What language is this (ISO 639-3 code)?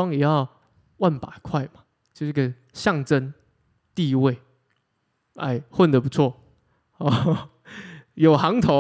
zho